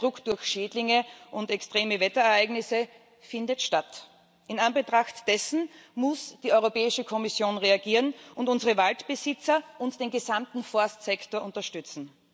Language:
German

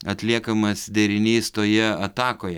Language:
Lithuanian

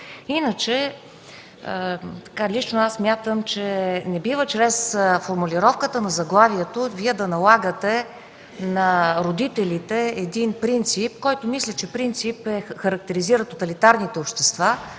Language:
Bulgarian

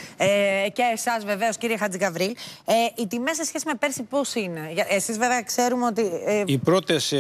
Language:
Greek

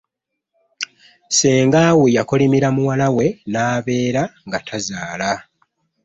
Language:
Ganda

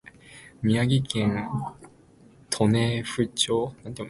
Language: Japanese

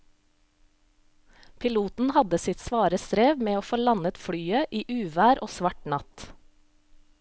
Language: Norwegian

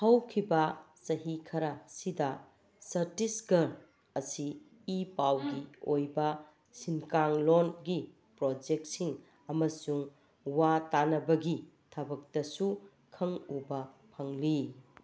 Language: Manipuri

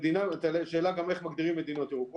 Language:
Hebrew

